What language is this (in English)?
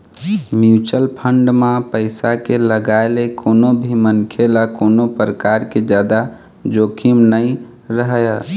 Chhattisgarhi